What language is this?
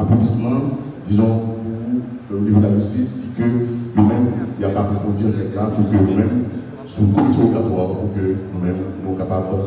French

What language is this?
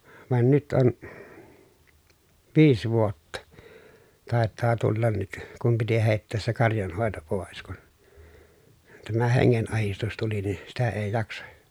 Finnish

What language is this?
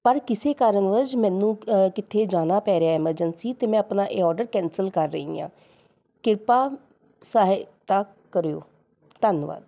Punjabi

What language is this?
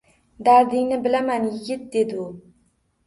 Uzbek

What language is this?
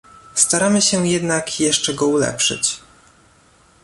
Polish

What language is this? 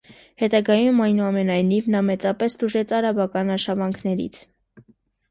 Armenian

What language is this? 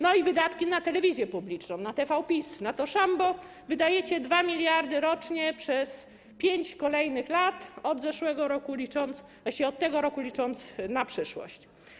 Polish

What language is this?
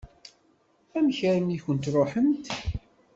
Kabyle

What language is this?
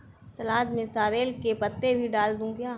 Hindi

